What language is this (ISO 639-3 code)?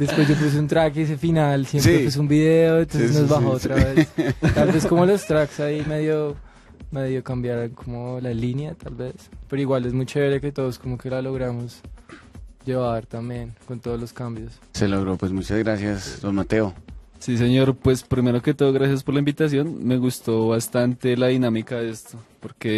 spa